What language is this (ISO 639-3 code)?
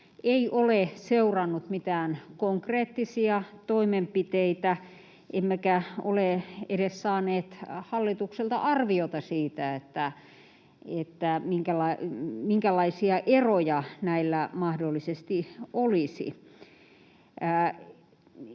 fin